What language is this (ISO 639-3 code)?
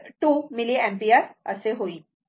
mar